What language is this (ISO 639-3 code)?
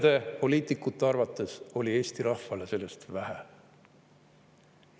est